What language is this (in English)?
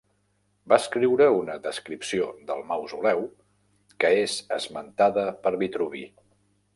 Catalan